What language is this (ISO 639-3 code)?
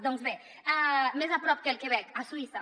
cat